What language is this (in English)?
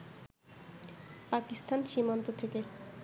Bangla